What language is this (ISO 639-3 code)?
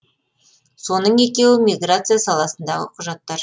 kaz